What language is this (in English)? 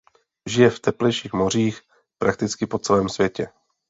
Czech